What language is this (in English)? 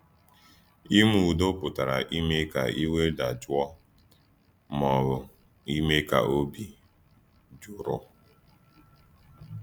Igbo